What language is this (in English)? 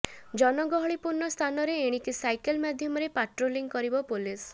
Odia